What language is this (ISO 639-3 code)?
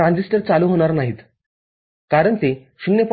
mar